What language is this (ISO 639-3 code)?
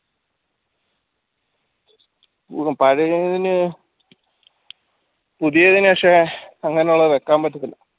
mal